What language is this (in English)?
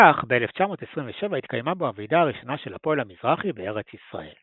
Hebrew